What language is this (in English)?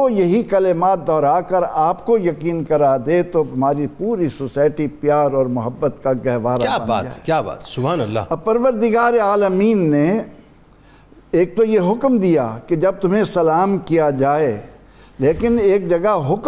Urdu